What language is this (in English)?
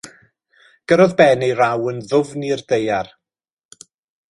Welsh